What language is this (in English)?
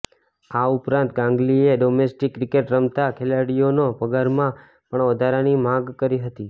Gujarati